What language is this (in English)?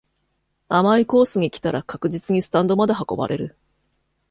Japanese